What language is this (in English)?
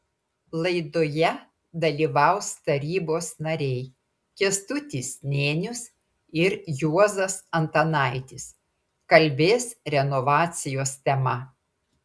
Lithuanian